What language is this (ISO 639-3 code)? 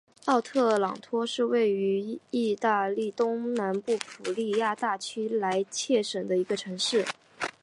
zho